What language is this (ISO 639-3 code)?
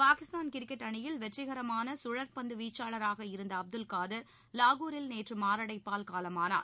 tam